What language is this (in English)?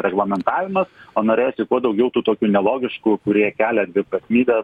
Lithuanian